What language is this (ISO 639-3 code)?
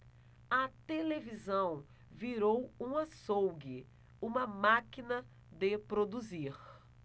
por